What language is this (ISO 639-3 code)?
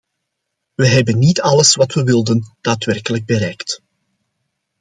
nld